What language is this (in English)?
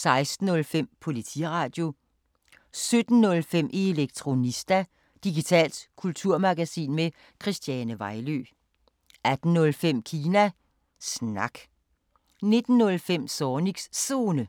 Danish